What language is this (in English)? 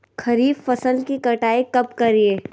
Magahi